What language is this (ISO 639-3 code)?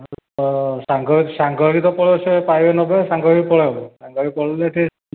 ori